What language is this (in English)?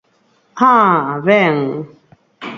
Galician